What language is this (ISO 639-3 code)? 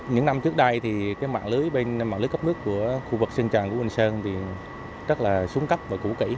vie